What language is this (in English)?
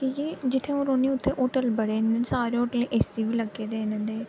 Dogri